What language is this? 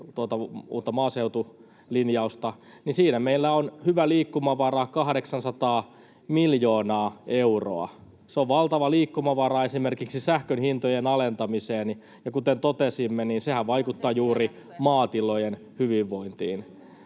Finnish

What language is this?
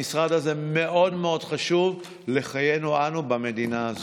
Hebrew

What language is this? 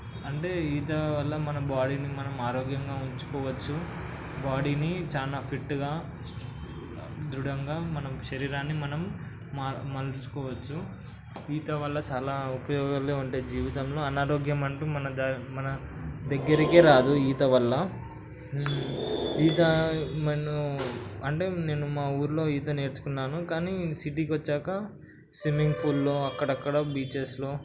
Telugu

